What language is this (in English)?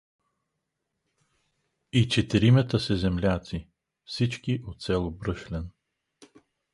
Bulgarian